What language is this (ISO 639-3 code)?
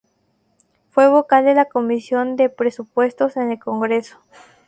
spa